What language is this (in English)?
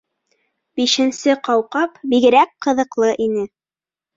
Bashkir